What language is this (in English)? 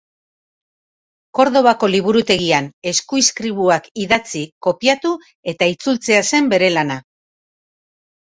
Basque